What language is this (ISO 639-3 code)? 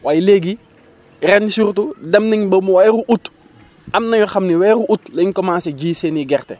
wol